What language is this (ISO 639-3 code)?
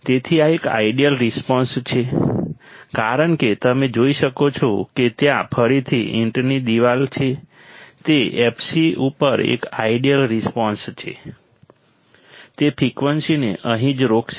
guj